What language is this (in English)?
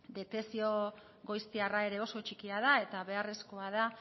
Basque